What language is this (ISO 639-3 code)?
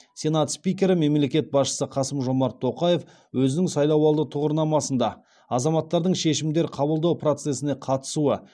kaz